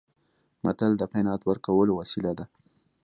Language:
Pashto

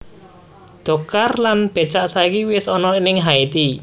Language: Javanese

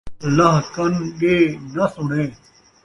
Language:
Saraiki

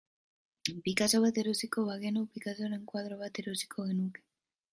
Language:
Basque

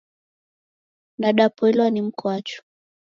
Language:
Taita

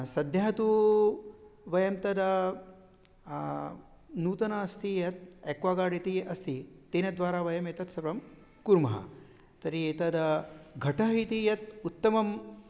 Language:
Sanskrit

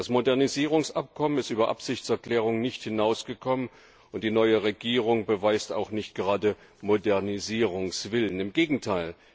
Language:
German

